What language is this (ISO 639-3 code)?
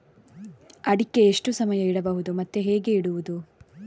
kan